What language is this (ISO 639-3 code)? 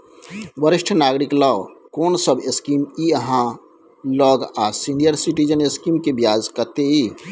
mai